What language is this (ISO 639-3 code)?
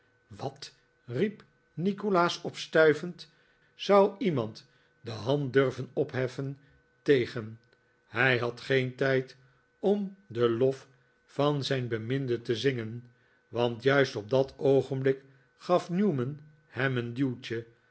nld